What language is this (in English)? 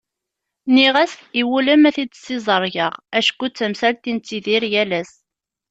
Kabyle